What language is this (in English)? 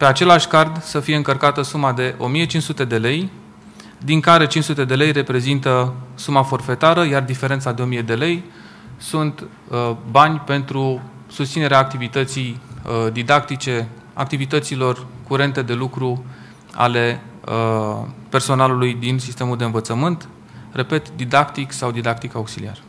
Romanian